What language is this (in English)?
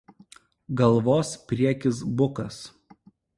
Lithuanian